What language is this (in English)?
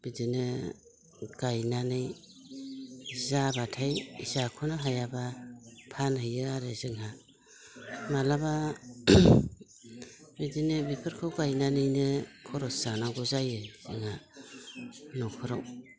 Bodo